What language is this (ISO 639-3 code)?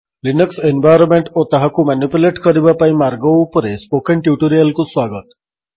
ori